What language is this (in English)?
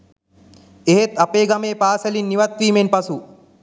Sinhala